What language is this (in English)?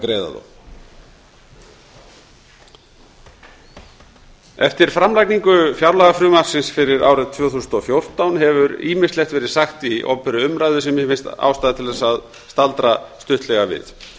Icelandic